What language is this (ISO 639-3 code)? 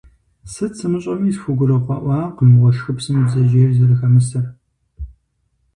kbd